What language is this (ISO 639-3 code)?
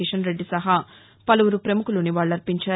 tel